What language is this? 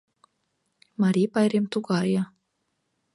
Mari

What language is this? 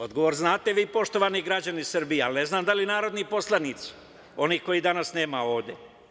Serbian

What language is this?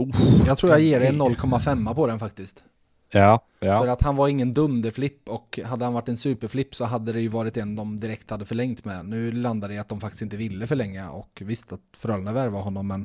Swedish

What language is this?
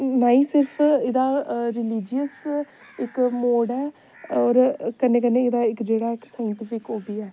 Dogri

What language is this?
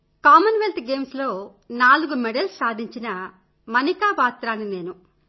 Telugu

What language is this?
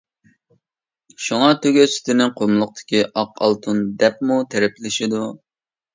Uyghur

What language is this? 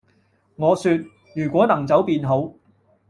Cantonese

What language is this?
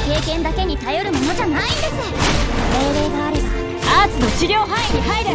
Japanese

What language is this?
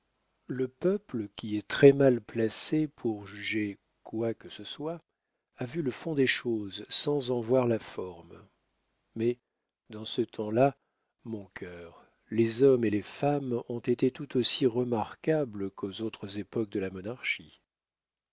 French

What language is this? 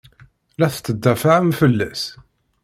Kabyle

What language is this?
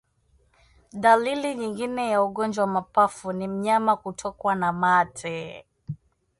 Swahili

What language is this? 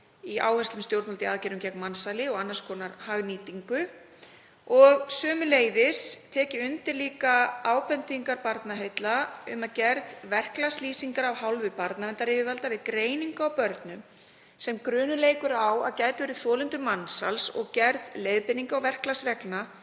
Icelandic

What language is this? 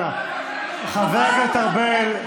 Hebrew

